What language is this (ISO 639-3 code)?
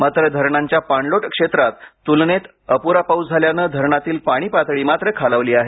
mar